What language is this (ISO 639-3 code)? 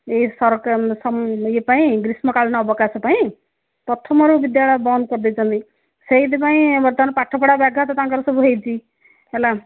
ori